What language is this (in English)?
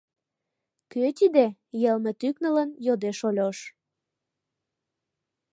Mari